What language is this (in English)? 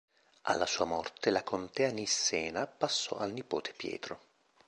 Italian